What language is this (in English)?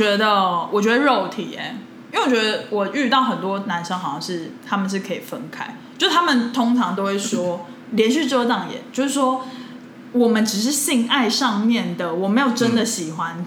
Chinese